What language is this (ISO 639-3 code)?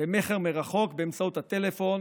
heb